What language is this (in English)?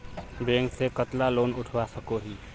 Magahi